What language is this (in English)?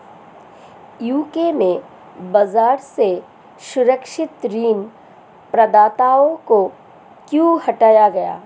Hindi